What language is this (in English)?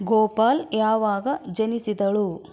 Kannada